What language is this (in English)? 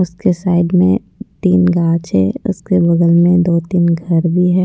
Hindi